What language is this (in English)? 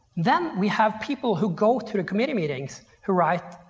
English